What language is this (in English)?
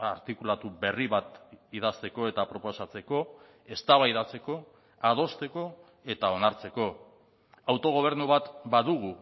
Basque